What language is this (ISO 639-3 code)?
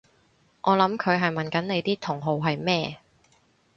yue